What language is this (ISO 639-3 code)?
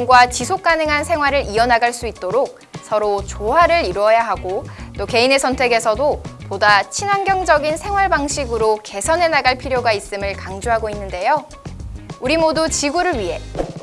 kor